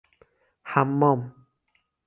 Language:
Persian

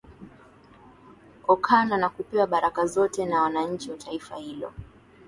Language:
Swahili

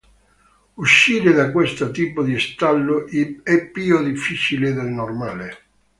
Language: Italian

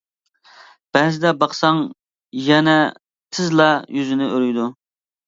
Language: Uyghur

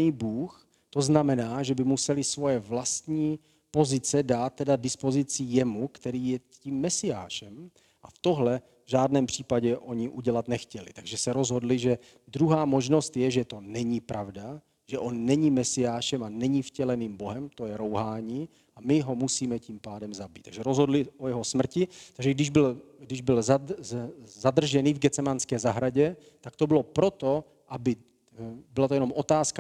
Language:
Czech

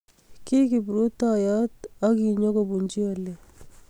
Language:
Kalenjin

